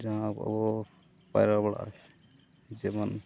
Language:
Santali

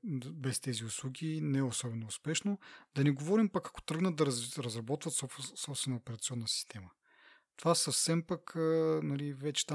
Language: Bulgarian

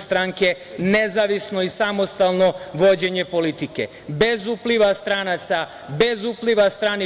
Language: Serbian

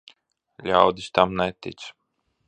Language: Latvian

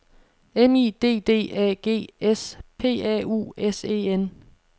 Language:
Danish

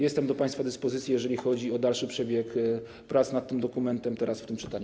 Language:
Polish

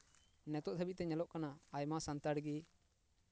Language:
Santali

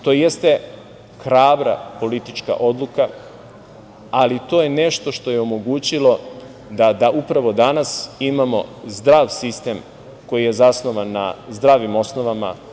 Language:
Serbian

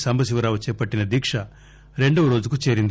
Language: Telugu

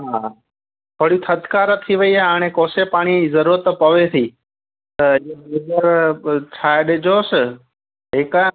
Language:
Sindhi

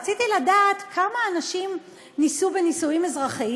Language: Hebrew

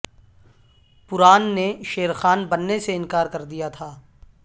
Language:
Urdu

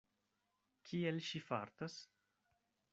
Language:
Esperanto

